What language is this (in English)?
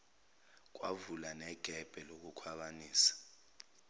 Zulu